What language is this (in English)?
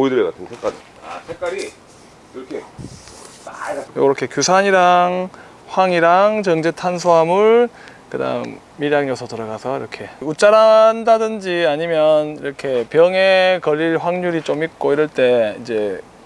Korean